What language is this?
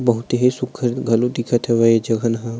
Chhattisgarhi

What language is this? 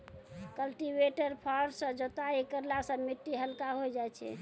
Maithili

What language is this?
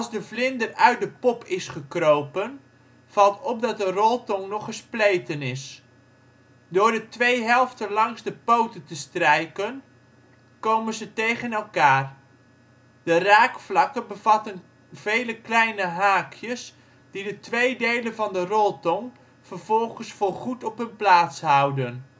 Dutch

